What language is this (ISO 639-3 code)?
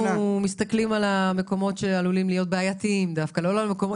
heb